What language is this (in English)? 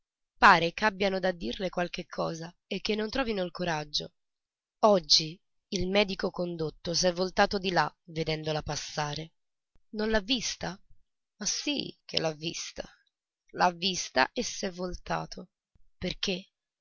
Italian